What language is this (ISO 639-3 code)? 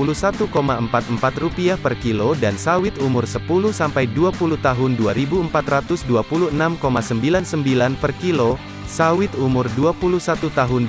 ind